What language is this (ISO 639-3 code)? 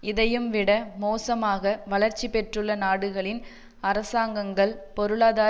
tam